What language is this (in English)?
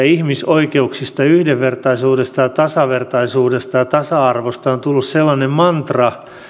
Finnish